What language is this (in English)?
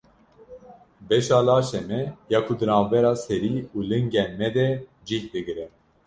Kurdish